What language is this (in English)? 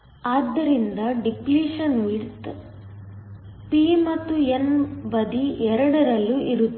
Kannada